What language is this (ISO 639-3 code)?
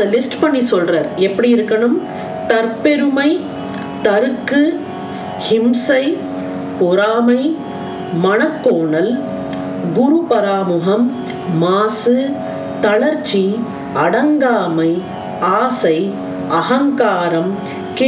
tam